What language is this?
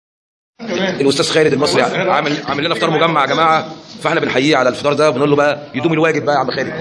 Arabic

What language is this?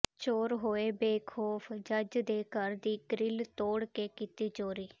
Punjabi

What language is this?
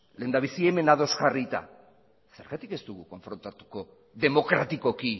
Basque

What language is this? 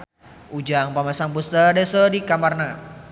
Sundanese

